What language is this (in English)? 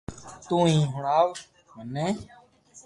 Loarki